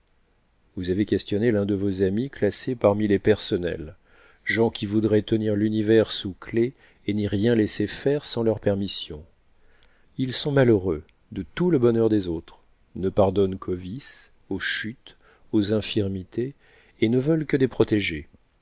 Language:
French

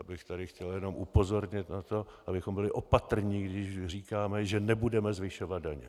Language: Czech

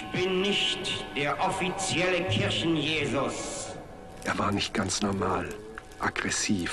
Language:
German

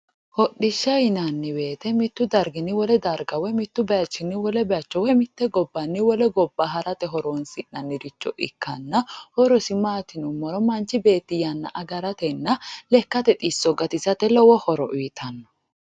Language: Sidamo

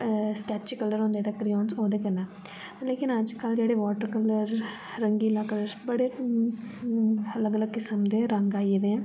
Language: Dogri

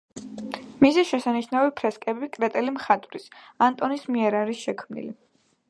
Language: Georgian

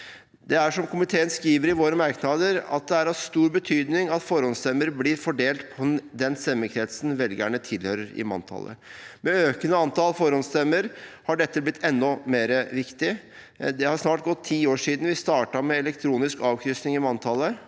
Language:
Norwegian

